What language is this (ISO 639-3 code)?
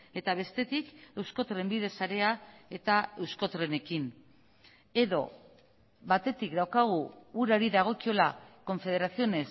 eus